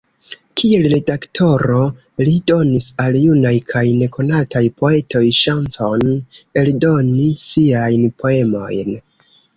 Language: Esperanto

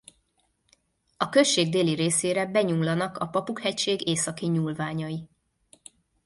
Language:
Hungarian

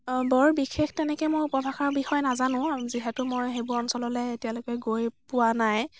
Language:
Assamese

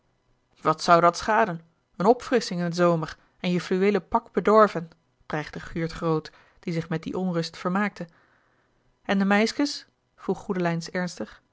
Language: Dutch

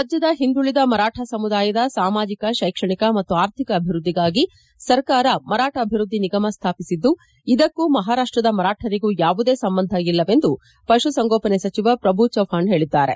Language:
Kannada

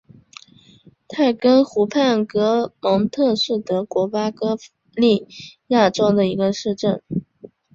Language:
Chinese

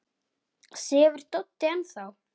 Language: Icelandic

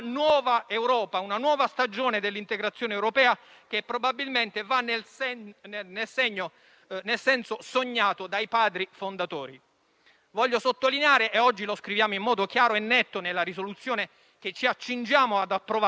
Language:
Italian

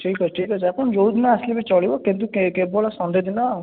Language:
Odia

